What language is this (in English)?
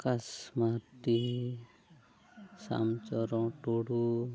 Santali